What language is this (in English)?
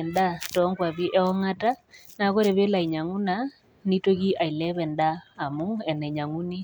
Masai